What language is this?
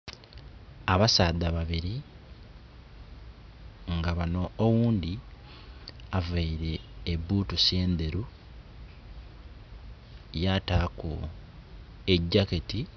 Soga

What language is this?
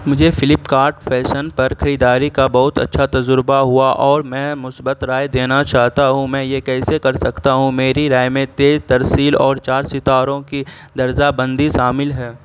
Urdu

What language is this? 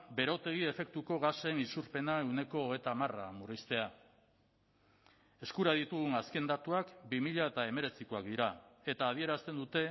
Basque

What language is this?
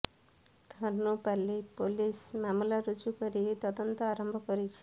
Odia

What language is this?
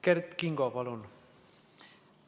Estonian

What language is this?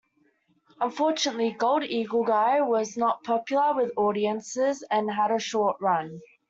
English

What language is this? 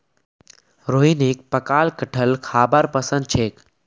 Magahi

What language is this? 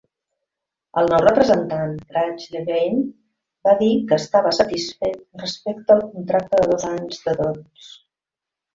Catalan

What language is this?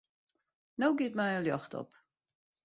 Western Frisian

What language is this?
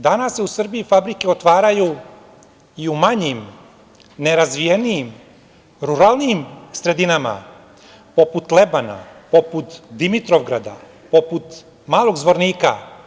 Serbian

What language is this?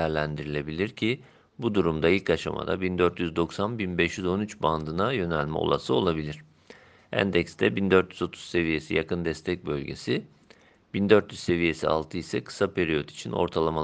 Turkish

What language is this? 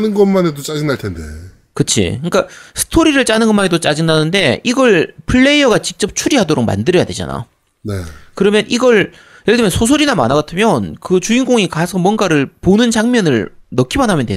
Korean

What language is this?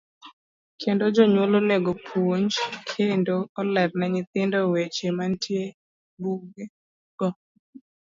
Luo (Kenya and Tanzania)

